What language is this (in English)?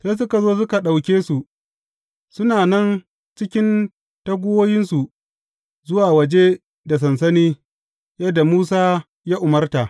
Hausa